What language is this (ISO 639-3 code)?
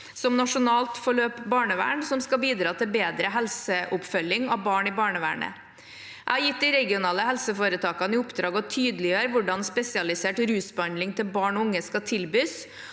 nor